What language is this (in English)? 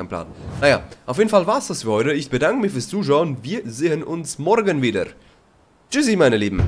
German